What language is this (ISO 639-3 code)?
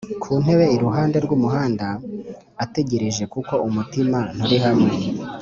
kin